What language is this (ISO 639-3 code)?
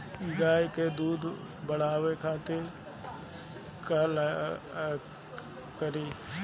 bho